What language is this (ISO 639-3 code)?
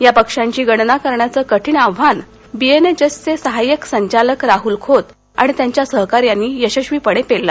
mar